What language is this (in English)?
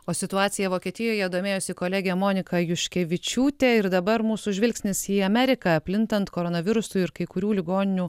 Lithuanian